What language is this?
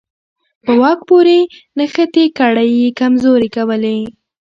Pashto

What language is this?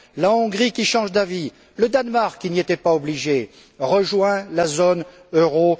French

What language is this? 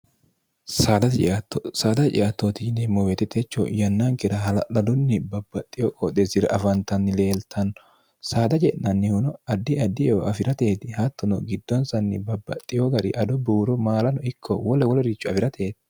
Sidamo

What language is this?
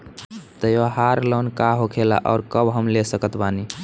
Bhojpuri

